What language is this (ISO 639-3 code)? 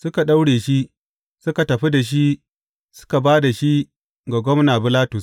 hau